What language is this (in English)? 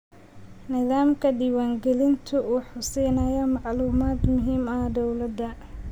Somali